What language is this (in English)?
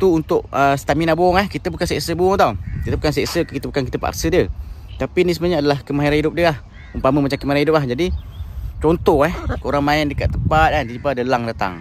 Malay